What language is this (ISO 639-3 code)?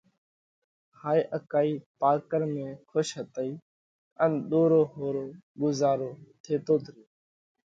kvx